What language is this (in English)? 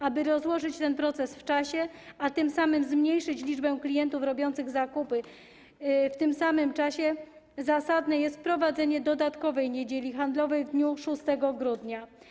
Polish